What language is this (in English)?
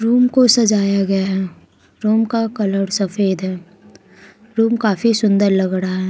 Hindi